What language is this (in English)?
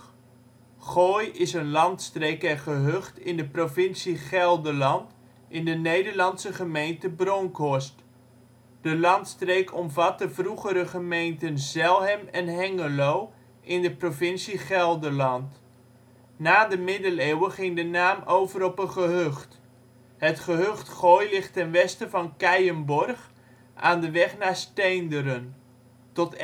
Dutch